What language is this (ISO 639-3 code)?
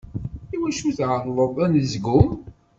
kab